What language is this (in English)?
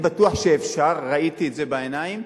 Hebrew